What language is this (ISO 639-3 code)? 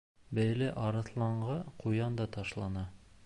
bak